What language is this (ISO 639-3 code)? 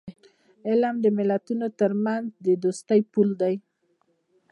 pus